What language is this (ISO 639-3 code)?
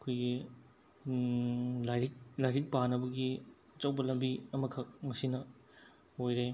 mni